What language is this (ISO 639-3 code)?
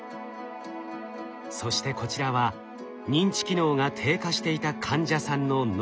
jpn